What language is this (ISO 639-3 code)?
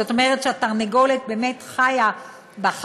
heb